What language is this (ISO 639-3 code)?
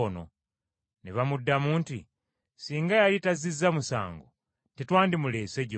lug